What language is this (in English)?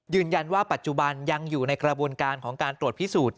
Thai